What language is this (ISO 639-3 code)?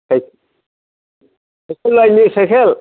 brx